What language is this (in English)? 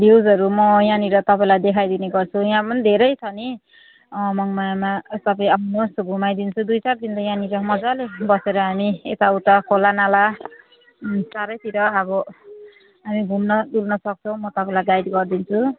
Nepali